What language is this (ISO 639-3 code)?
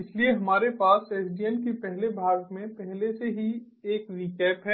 hin